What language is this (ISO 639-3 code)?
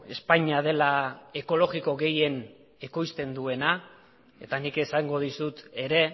eus